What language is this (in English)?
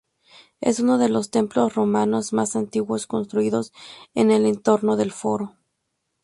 Spanish